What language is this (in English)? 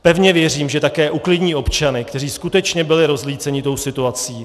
Czech